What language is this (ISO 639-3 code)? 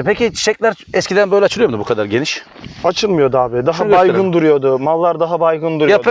tur